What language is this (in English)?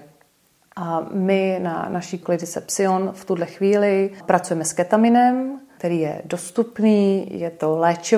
Czech